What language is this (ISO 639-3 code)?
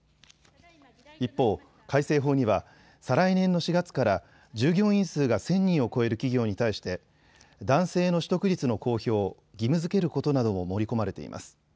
jpn